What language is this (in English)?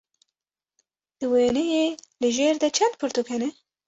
Kurdish